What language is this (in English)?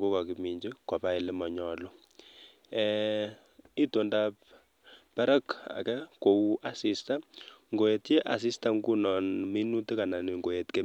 Kalenjin